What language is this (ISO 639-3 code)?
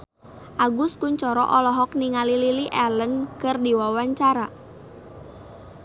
sun